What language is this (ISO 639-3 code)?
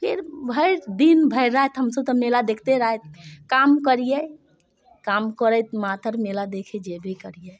mai